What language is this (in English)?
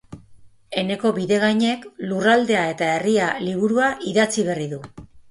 Basque